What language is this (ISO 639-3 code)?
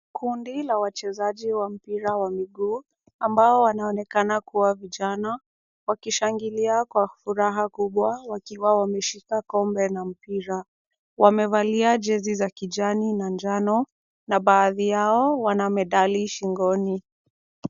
swa